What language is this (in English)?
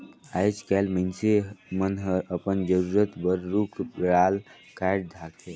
Chhattisgarhi